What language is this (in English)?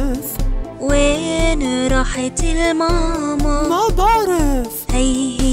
Arabic